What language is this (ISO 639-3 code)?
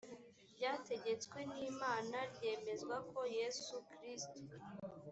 kin